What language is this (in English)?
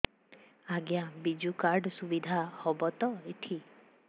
Odia